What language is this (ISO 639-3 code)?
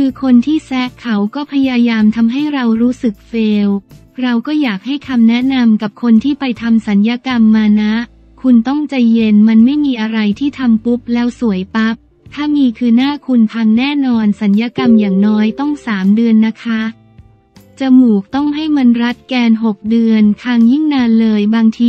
tha